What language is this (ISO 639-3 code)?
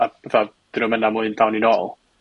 cym